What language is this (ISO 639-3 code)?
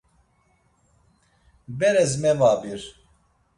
lzz